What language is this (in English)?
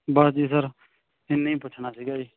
Punjabi